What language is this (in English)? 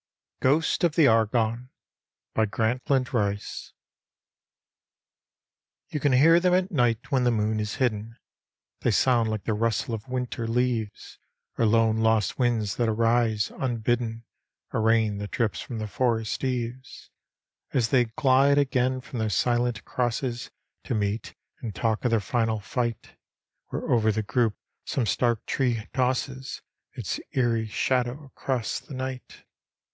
English